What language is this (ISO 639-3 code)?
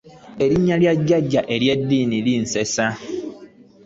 lug